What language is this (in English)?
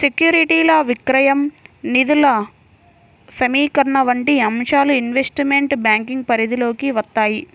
Telugu